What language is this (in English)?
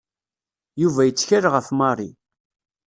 Kabyle